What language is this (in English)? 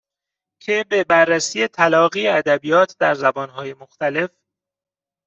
Persian